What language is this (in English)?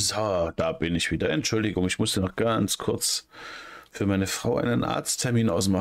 German